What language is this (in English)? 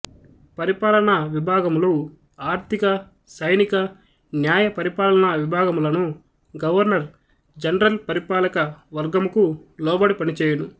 Telugu